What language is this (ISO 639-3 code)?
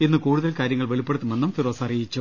mal